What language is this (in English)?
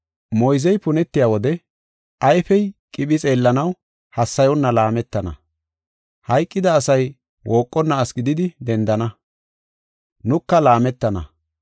Gofa